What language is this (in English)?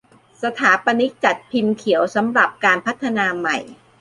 Thai